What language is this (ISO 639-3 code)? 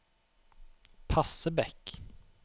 nor